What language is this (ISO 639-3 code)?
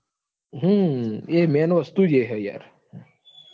guj